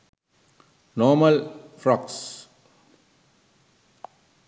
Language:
Sinhala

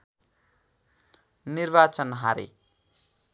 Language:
Nepali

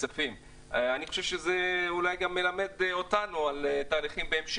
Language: Hebrew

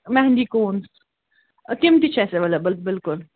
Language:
Kashmiri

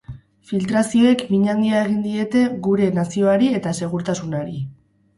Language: Basque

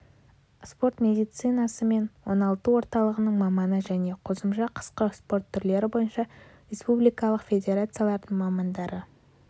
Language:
Kazakh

